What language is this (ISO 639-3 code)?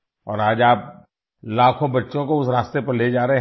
hin